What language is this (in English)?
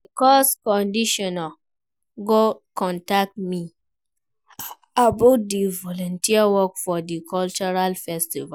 Nigerian Pidgin